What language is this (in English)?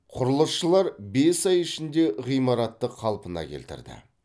Kazakh